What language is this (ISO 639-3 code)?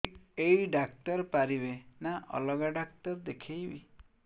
ori